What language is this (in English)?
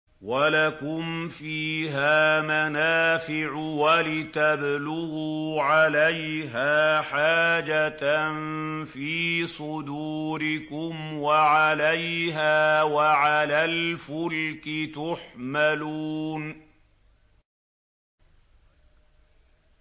Arabic